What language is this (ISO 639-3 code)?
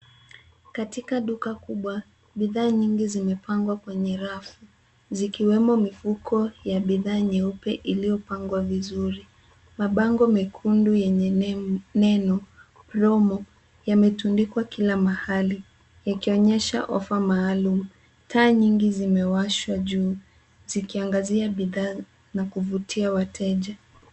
swa